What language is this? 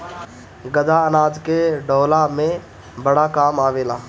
Bhojpuri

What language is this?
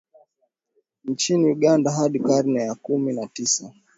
Swahili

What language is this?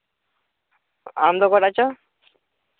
Santali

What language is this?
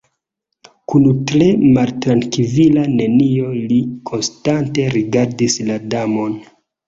Esperanto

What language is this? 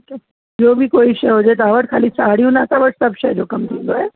Sindhi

